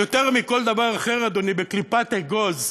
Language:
Hebrew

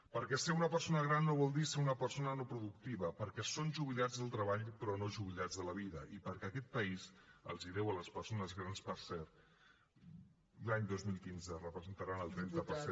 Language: Catalan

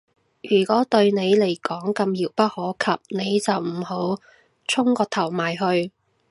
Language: Cantonese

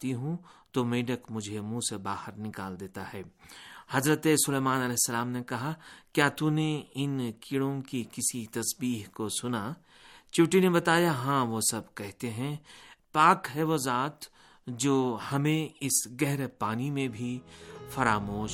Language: Urdu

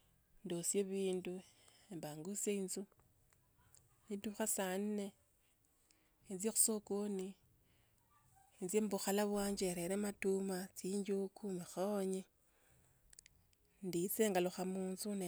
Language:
Tsotso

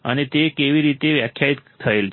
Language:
Gujarati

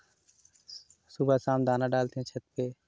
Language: Hindi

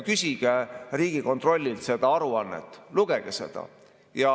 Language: Estonian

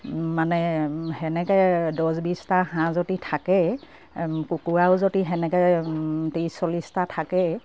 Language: Assamese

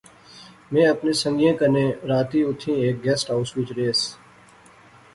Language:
Pahari-Potwari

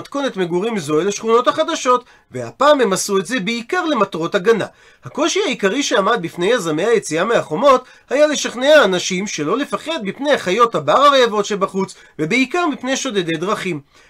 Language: Hebrew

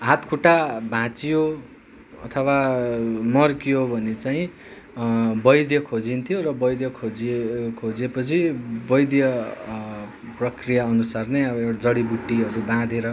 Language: Nepali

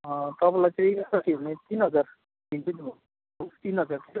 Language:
Nepali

